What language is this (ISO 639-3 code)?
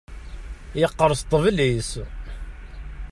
kab